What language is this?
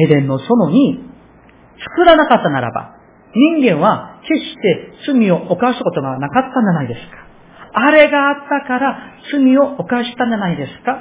Japanese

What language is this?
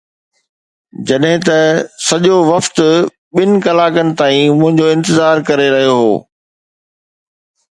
Sindhi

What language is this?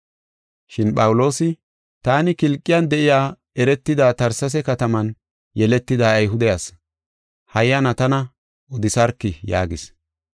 Gofa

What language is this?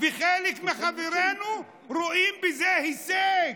Hebrew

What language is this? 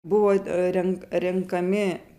Lithuanian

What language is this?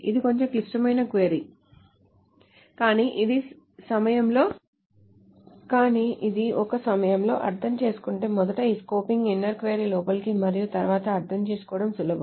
Telugu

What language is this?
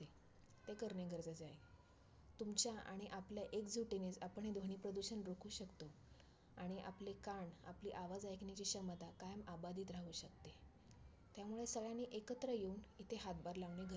Marathi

